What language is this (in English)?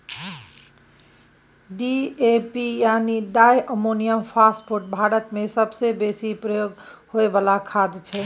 Maithili